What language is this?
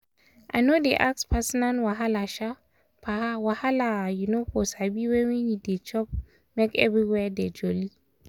Nigerian Pidgin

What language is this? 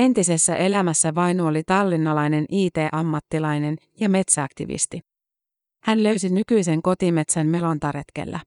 Finnish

